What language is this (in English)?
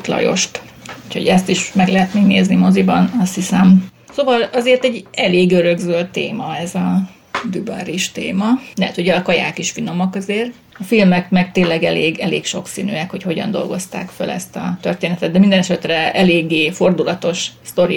Hungarian